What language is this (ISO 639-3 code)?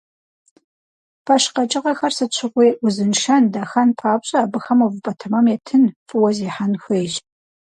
kbd